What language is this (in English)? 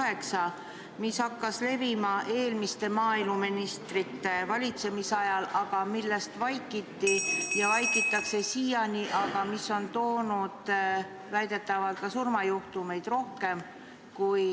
Estonian